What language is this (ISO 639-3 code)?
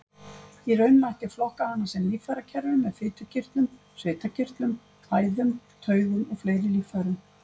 isl